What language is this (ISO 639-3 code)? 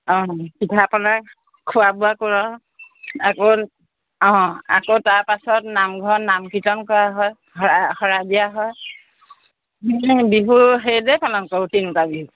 asm